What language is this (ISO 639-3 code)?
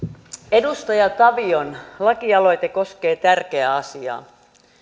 fin